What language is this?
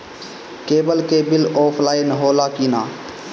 Bhojpuri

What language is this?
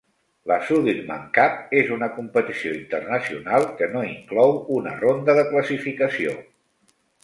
Catalan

